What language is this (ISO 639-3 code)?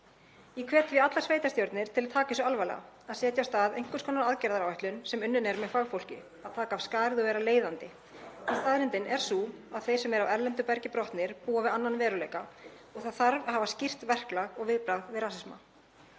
isl